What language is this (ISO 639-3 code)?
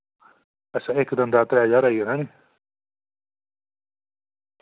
doi